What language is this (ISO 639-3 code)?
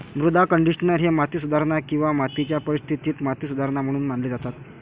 mar